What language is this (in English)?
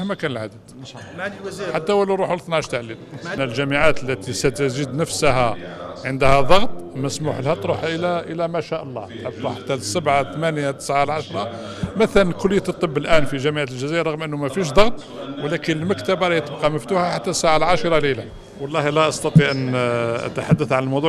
Arabic